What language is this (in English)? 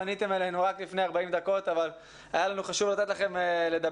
Hebrew